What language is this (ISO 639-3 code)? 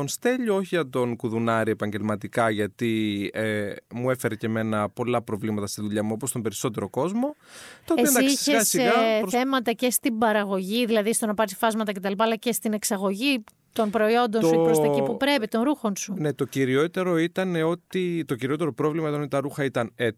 ell